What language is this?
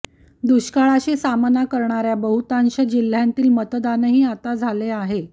Marathi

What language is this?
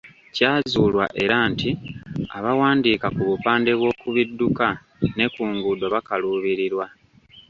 Ganda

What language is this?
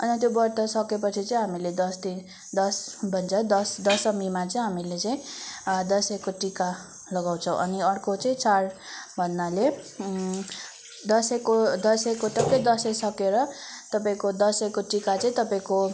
Nepali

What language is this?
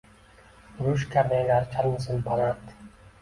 Uzbek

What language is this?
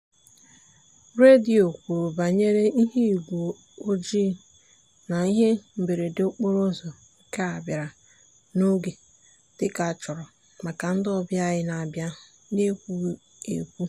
Igbo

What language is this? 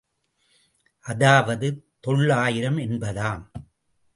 Tamil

